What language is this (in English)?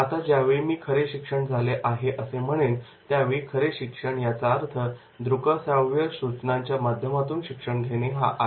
Marathi